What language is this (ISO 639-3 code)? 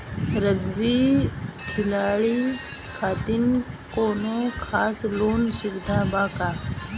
bho